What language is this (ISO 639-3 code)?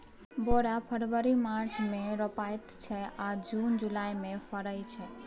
mai